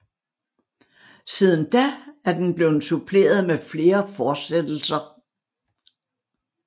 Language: Danish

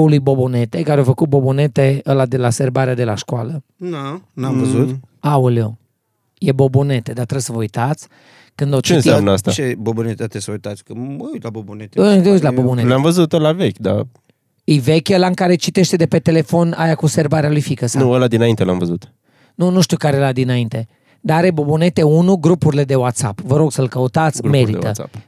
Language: Romanian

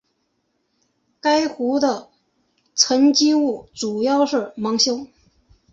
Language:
Chinese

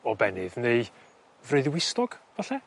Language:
Welsh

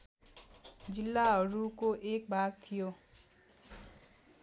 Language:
Nepali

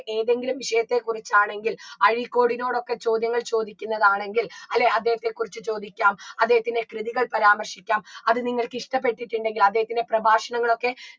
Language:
Malayalam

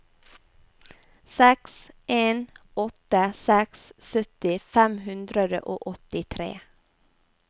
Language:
Norwegian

